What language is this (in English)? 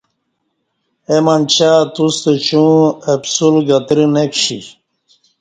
Kati